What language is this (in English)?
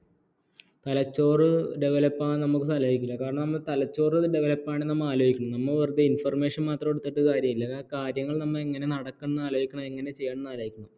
Malayalam